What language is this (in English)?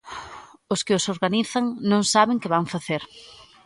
Galician